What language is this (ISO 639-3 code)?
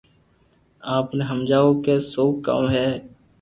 lrk